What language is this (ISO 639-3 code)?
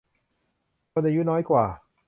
tha